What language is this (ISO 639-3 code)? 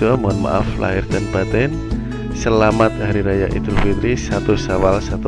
ind